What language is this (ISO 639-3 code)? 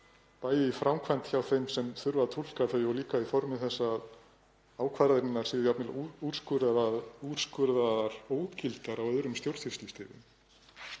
isl